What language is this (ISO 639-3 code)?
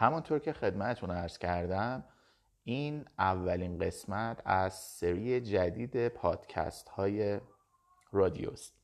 fas